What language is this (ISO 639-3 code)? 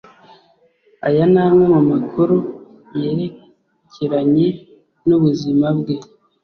kin